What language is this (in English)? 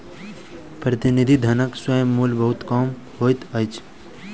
Maithili